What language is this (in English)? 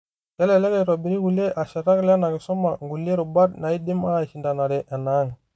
Masai